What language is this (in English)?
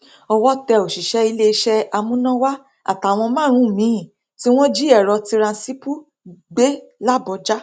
Yoruba